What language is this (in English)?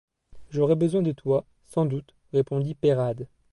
French